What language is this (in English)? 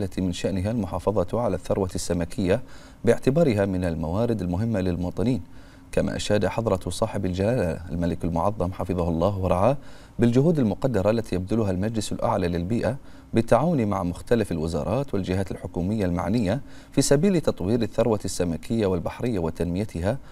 Arabic